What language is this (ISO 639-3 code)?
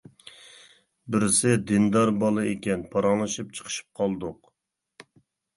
uig